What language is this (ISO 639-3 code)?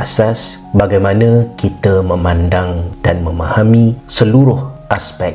msa